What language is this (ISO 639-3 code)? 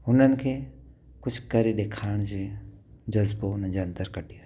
snd